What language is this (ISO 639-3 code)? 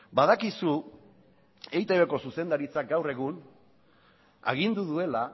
eus